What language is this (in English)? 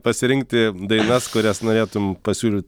Lithuanian